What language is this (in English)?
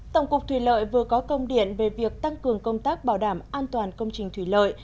Vietnamese